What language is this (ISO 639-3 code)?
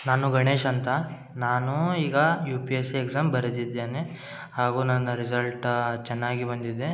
kan